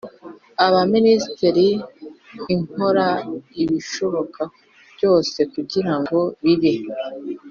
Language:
Kinyarwanda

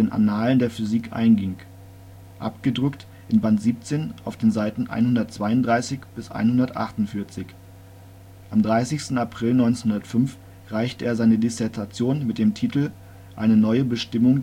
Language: German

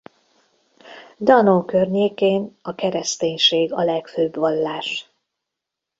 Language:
Hungarian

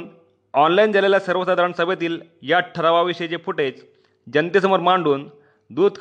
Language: Marathi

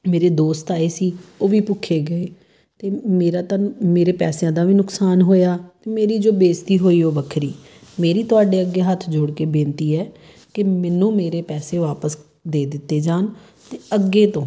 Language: Punjabi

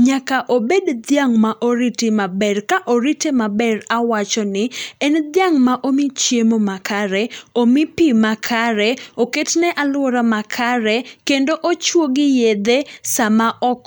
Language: Luo (Kenya and Tanzania)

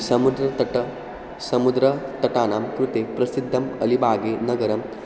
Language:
Sanskrit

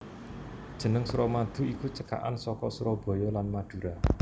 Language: Javanese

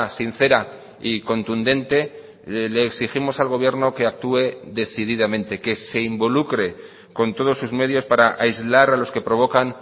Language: Spanish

